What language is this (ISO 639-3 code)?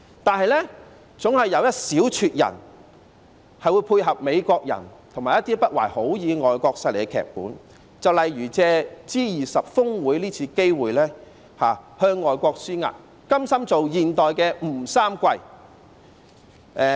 yue